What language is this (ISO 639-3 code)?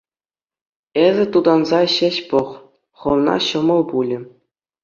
chv